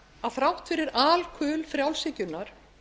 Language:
Icelandic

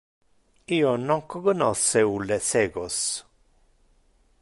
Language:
Interlingua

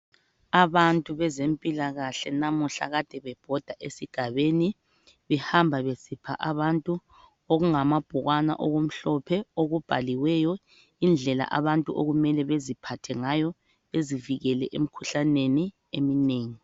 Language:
North Ndebele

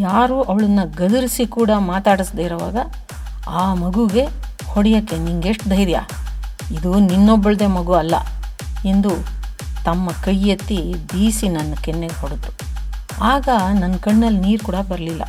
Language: Kannada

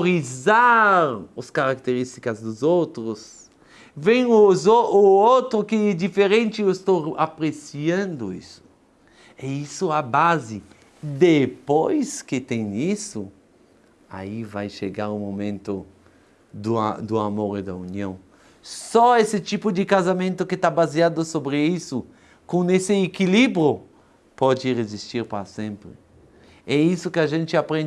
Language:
Portuguese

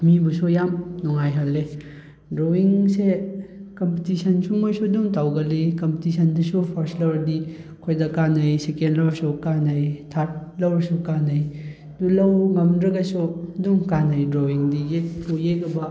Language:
Manipuri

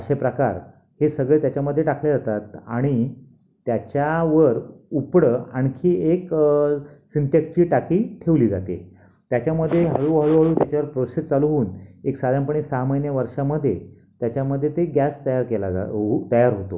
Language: Marathi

